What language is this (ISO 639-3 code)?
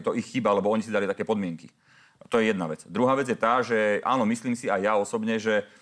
slk